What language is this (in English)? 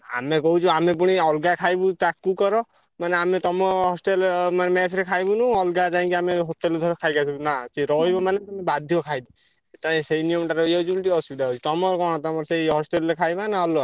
Odia